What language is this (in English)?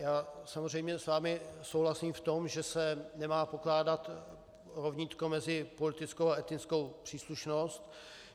Czech